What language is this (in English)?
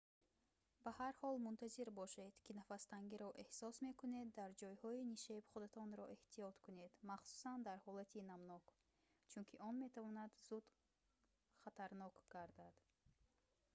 Tajik